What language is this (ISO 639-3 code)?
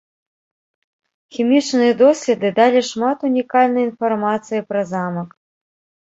bel